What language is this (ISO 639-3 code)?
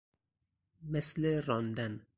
fas